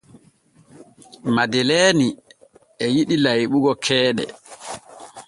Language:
Borgu Fulfulde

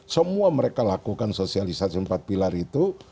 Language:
Indonesian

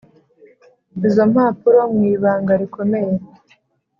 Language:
Kinyarwanda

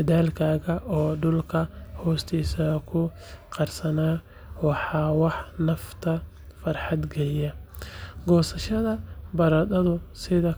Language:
Somali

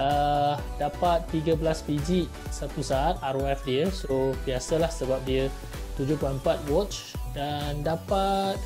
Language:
Malay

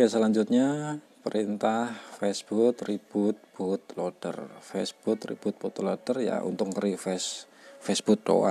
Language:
Indonesian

